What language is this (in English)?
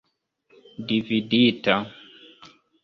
Esperanto